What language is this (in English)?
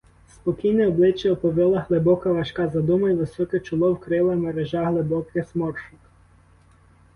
Ukrainian